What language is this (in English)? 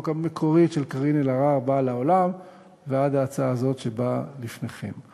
Hebrew